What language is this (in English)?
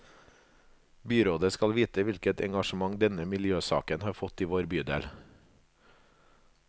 Norwegian